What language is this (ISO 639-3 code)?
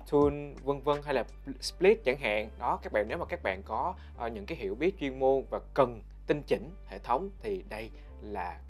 vie